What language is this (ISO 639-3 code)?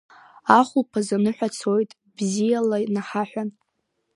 abk